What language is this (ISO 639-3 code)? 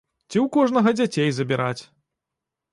bel